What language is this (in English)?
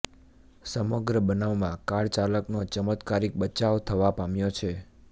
Gujarati